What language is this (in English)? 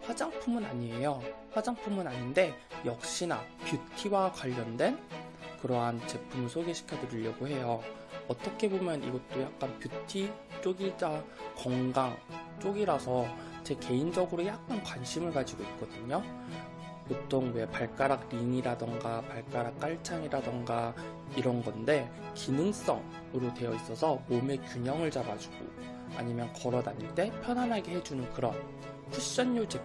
Korean